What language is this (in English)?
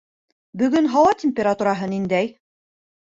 Bashkir